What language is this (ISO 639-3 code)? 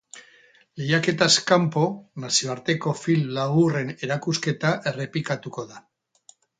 eus